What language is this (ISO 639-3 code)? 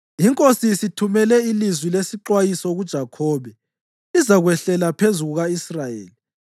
nde